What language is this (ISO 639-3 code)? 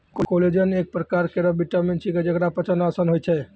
mai